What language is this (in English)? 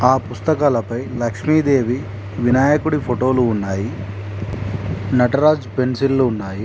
Telugu